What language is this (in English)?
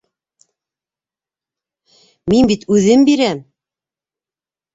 Bashkir